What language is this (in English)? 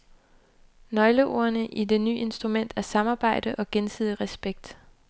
Danish